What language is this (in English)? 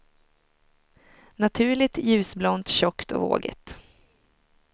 Swedish